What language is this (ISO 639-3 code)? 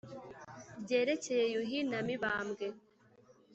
kin